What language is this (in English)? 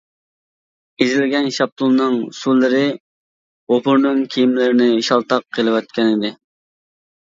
Uyghur